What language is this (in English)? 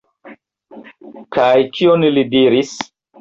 Esperanto